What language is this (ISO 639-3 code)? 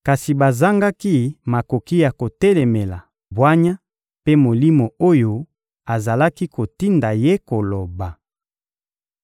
lin